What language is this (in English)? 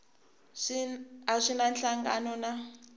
Tsonga